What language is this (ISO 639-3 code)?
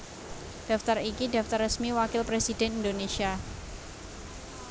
jav